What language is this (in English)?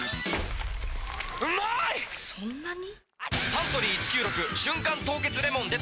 Japanese